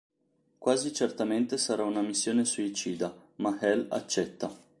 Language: Italian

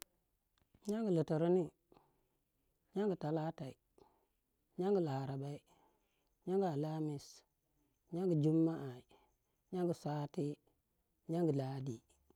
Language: Waja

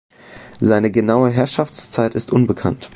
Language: German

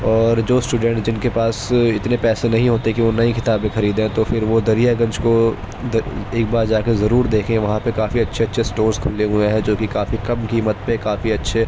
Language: Urdu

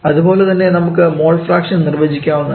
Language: Malayalam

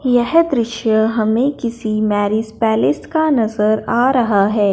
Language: Hindi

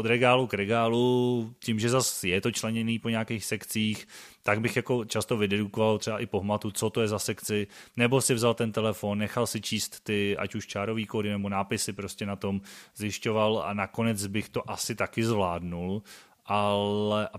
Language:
Czech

